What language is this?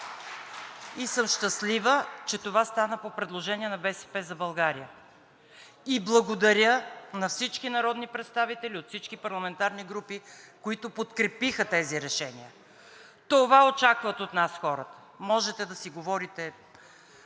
Bulgarian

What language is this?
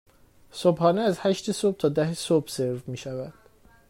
Persian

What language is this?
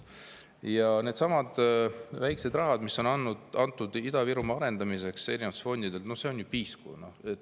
Estonian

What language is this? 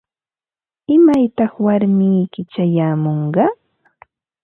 Ambo-Pasco Quechua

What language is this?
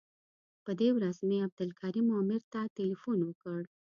Pashto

